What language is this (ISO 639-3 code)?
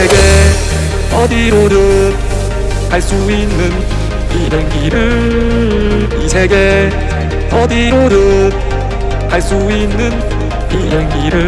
kor